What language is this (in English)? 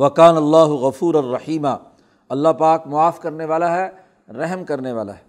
Urdu